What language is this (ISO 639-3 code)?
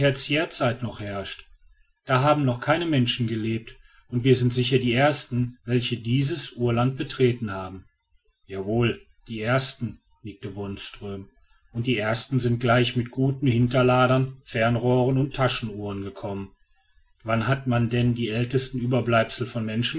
deu